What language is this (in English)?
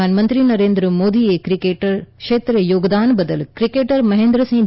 Gujarati